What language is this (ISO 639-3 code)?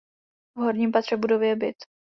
ces